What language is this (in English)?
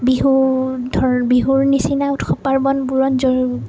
Assamese